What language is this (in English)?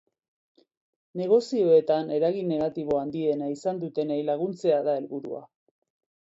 Basque